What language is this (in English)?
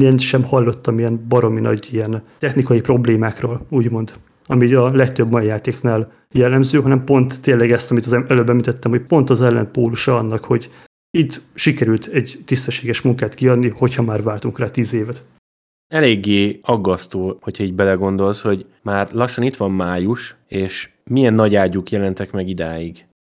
Hungarian